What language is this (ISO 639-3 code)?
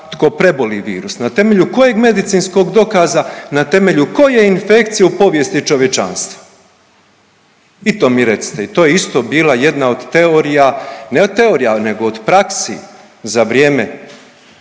hrv